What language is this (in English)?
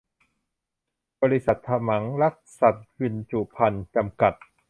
Thai